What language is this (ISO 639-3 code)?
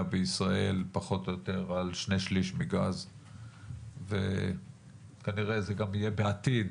heb